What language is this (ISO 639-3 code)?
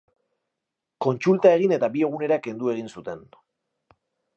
eus